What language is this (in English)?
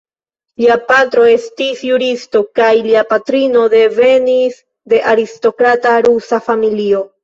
Esperanto